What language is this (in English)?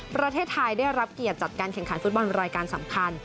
Thai